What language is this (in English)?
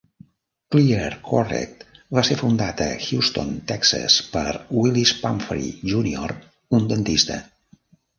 Catalan